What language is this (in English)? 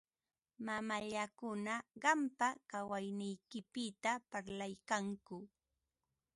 Ambo-Pasco Quechua